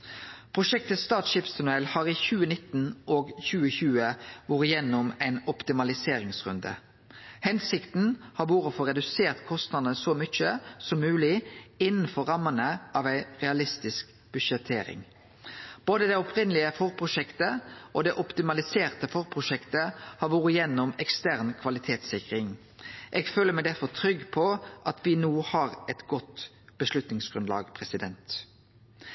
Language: Norwegian Nynorsk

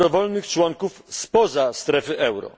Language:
Polish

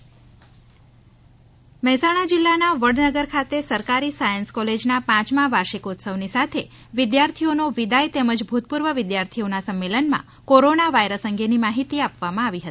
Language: Gujarati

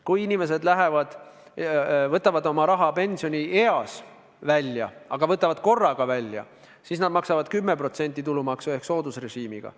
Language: Estonian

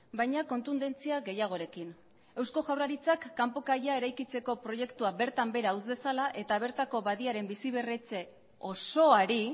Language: Basque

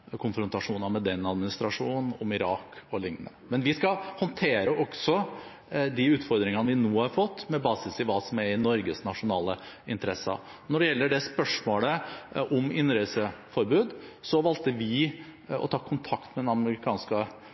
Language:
Norwegian Bokmål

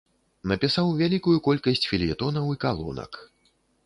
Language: Belarusian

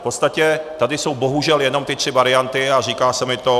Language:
Czech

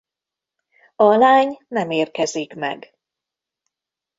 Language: Hungarian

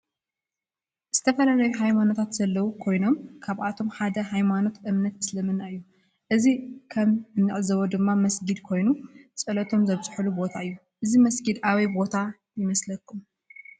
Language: Tigrinya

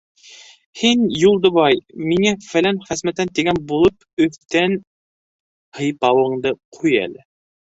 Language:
Bashkir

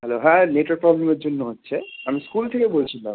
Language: Bangla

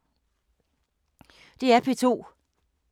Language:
Danish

